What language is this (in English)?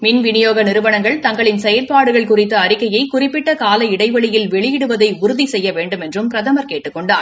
Tamil